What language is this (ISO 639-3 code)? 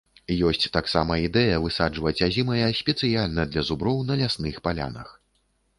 bel